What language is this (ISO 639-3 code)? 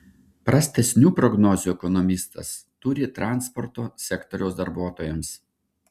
lit